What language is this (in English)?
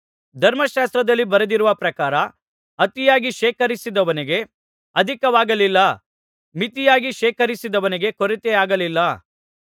Kannada